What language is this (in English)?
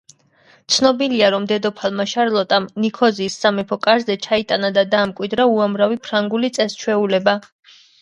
Georgian